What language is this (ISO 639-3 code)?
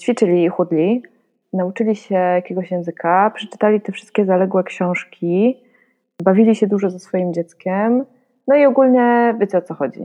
pol